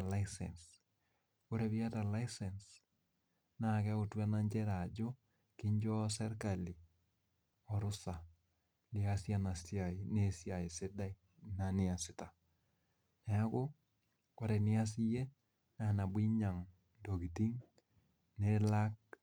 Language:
Masai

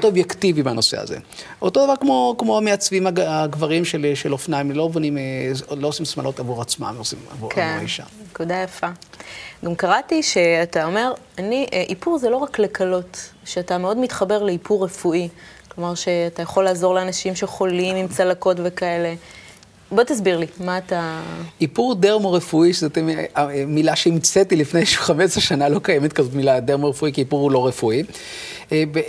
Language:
Hebrew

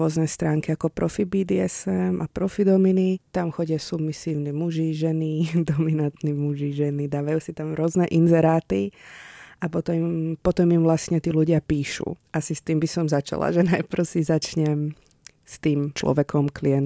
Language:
Czech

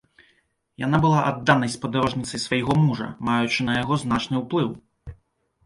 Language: Belarusian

